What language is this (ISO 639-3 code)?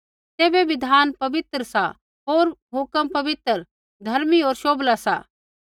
kfx